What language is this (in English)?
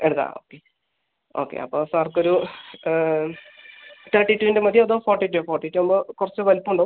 Malayalam